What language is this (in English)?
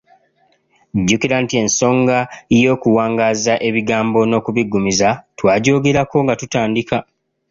Ganda